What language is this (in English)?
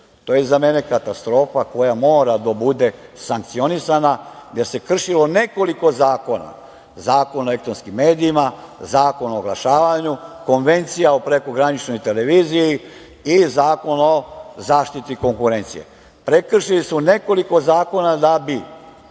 Serbian